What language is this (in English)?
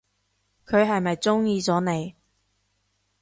Cantonese